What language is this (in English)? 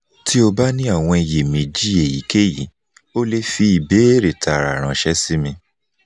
Yoruba